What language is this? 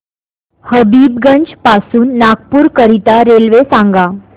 Marathi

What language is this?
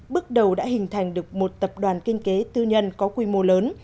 Vietnamese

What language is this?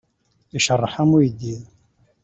Kabyle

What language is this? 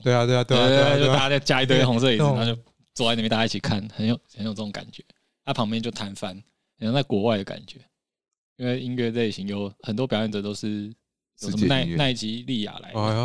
Chinese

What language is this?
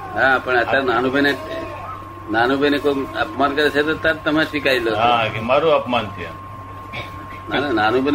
Gujarati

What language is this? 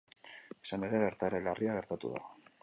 Basque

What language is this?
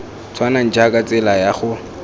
Tswana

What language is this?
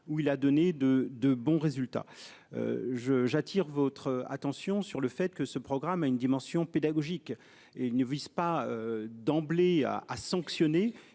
French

